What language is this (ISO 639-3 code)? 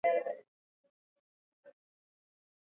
swa